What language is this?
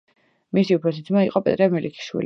Georgian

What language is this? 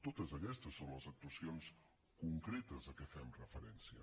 Catalan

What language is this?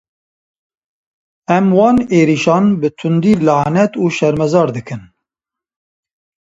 Kurdish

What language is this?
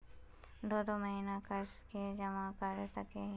Magahi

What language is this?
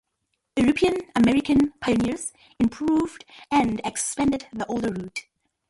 English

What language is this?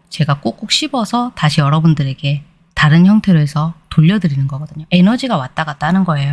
Korean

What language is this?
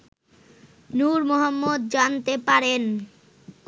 Bangla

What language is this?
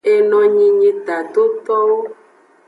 Aja (Benin)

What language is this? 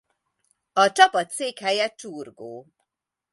Hungarian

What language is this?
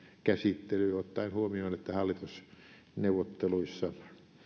Finnish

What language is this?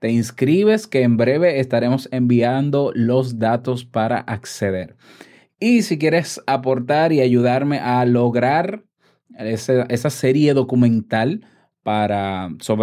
Spanish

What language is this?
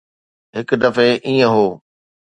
Sindhi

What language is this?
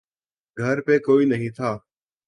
Urdu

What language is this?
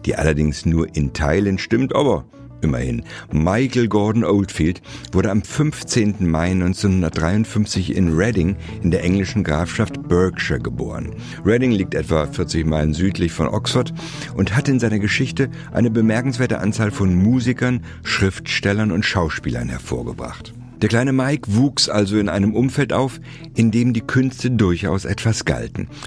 German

